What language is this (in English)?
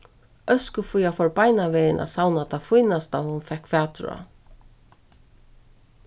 Faroese